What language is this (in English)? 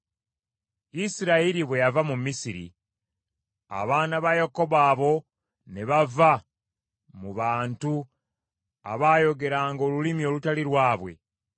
Ganda